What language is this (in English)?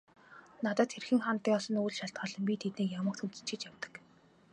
Mongolian